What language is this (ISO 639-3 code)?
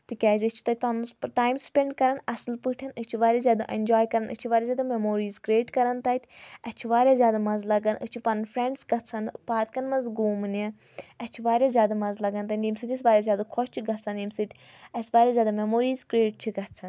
kas